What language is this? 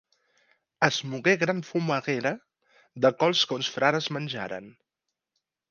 Catalan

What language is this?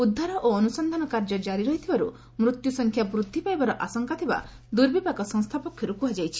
Odia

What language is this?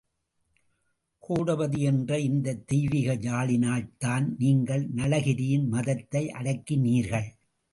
Tamil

